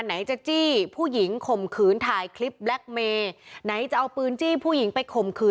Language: Thai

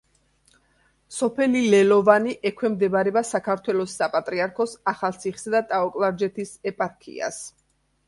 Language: Georgian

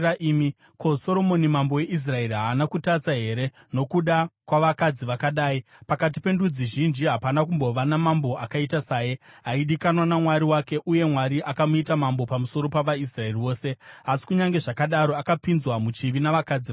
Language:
Shona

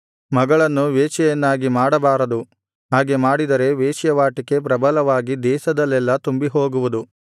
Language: Kannada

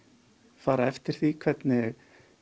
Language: Icelandic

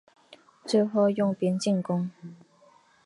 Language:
Chinese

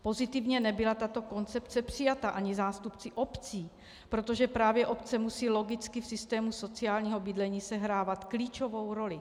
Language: Czech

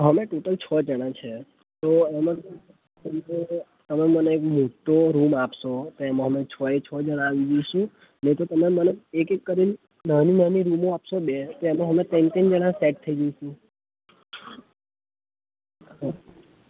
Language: Gujarati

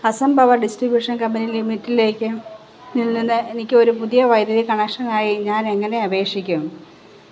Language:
Malayalam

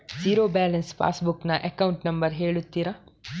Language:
Kannada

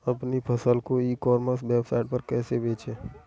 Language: Hindi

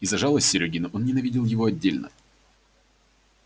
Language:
Russian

